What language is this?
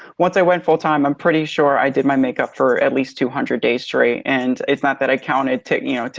English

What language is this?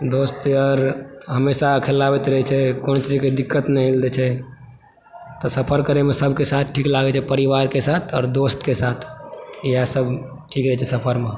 Maithili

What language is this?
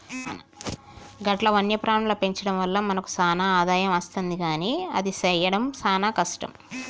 Telugu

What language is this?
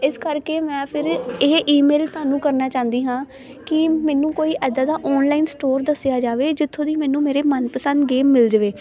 Punjabi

